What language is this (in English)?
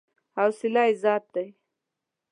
Pashto